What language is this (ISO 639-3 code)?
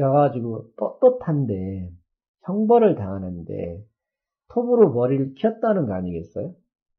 kor